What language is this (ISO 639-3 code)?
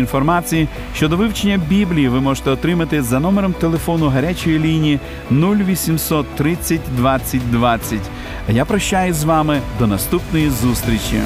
ukr